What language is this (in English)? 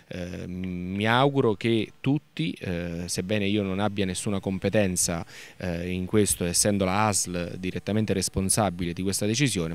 Italian